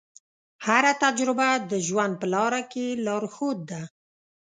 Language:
Pashto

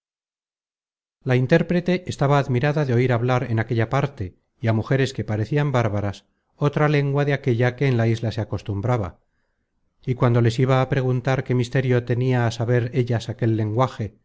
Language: Spanish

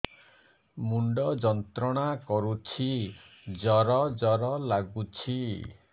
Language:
Odia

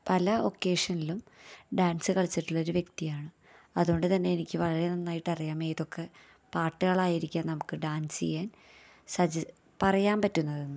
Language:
Malayalam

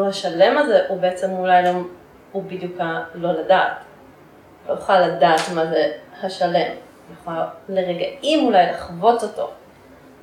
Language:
Hebrew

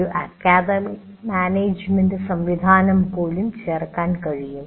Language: Malayalam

